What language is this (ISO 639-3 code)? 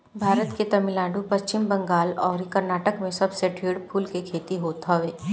bho